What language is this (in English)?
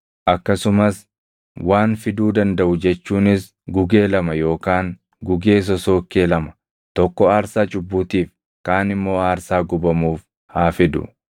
Oromo